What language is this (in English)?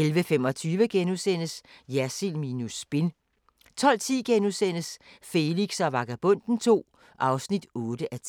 Danish